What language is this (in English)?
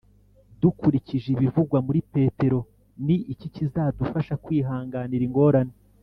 Kinyarwanda